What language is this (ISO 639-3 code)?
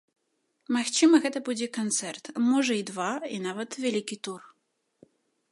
bel